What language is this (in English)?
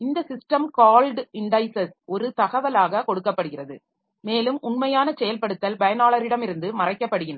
Tamil